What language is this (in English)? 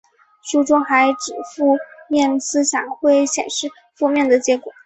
Chinese